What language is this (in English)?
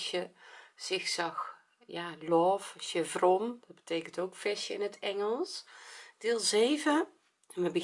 Dutch